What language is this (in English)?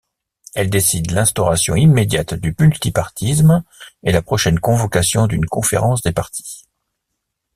French